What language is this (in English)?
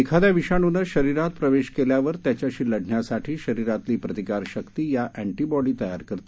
Marathi